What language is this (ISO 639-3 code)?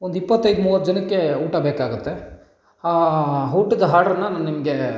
kan